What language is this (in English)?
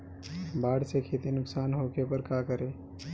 Bhojpuri